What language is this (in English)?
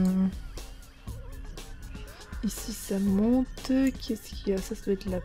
French